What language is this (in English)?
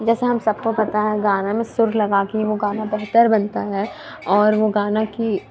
Urdu